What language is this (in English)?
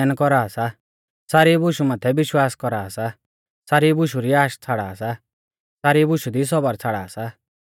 Mahasu Pahari